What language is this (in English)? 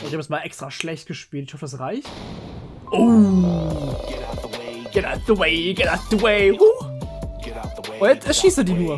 German